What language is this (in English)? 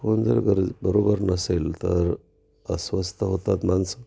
Marathi